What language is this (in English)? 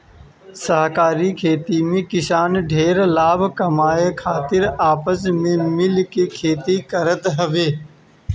Bhojpuri